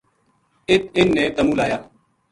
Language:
Gujari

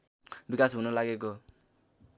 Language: Nepali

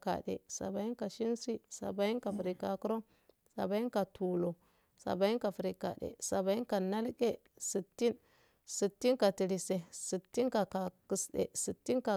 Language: Afade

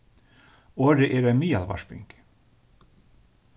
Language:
Faroese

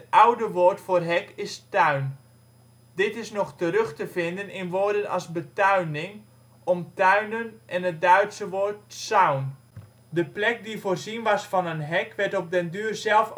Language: Dutch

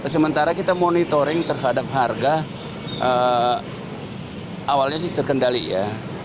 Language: Indonesian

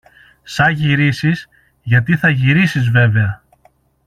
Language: Greek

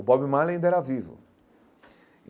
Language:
Portuguese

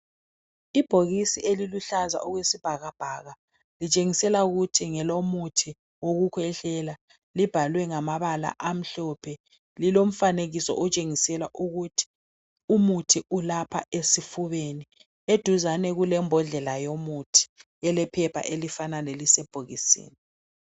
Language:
North Ndebele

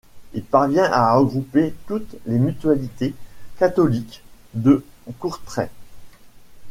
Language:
French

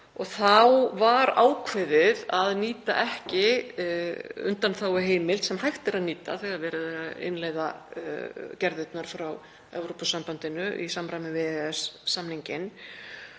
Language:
Icelandic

